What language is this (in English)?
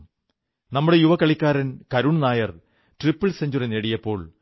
Malayalam